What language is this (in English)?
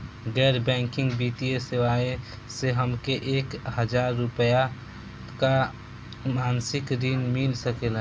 Bhojpuri